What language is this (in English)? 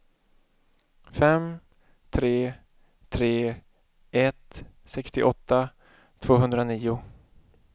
Swedish